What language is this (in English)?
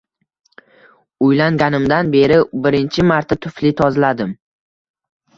Uzbek